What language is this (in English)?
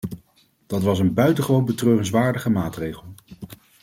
Dutch